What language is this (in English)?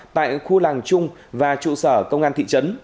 Vietnamese